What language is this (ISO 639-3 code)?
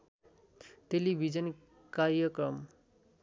nep